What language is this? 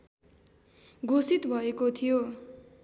Nepali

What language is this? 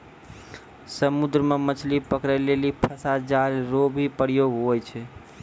Maithili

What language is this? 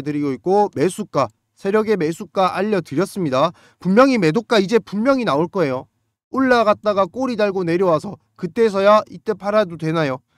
Korean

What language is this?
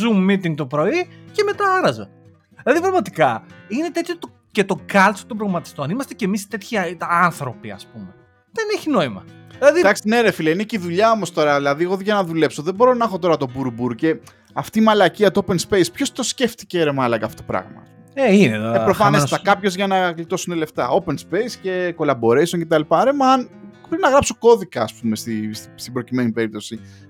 Greek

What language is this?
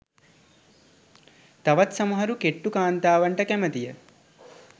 Sinhala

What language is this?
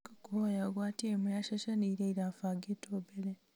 Kikuyu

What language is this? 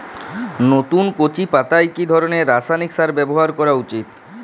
Bangla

